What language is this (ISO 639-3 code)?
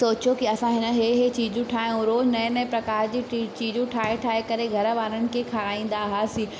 snd